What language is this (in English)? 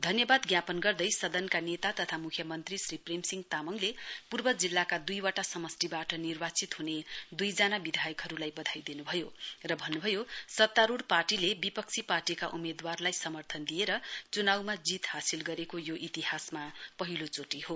Nepali